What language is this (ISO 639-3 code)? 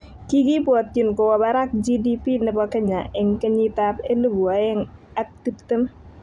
kln